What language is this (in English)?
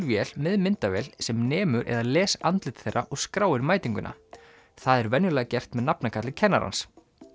Icelandic